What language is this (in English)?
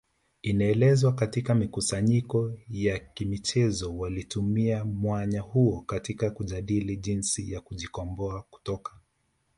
Swahili